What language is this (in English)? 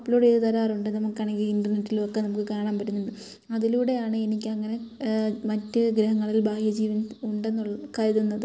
Malayalam